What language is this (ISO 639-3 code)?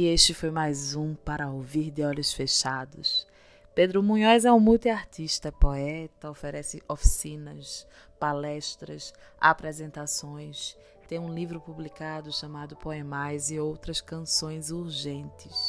por